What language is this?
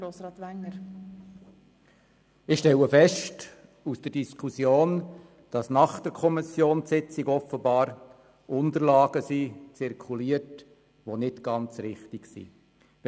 Swiss German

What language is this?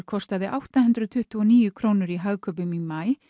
Icelandic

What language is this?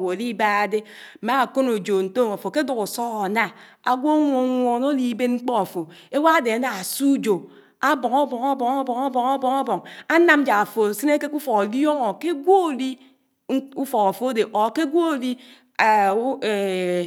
Anaang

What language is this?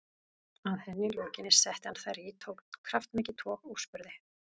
Icelandic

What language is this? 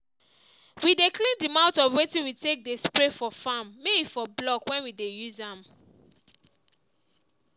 Nigerian Pidgin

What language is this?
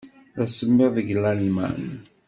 Kabyle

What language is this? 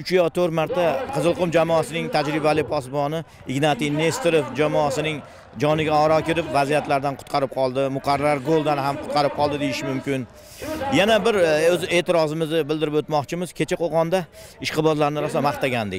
Turkish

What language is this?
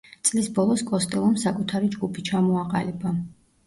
Georgian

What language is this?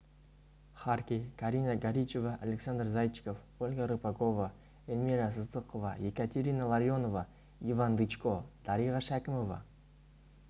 Kazakh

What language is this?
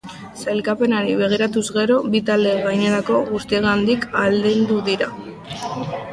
Basque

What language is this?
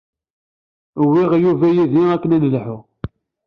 Kabyle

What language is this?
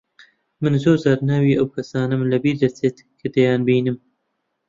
Central Kurdish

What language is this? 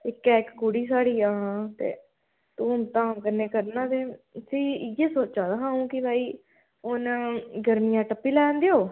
Dogri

